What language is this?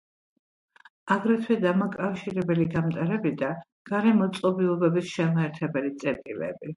Georgian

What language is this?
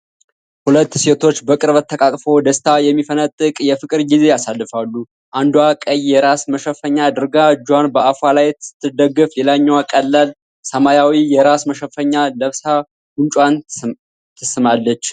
Amharic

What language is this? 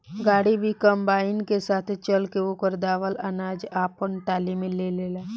Bhojpuri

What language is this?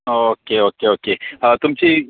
Konkani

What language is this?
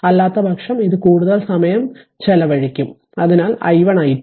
Malayalam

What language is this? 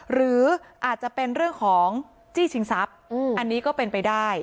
Thai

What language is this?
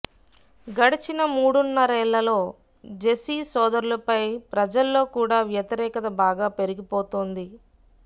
Telugu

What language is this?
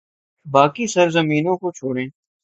Urdu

